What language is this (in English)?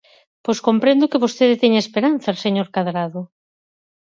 Galician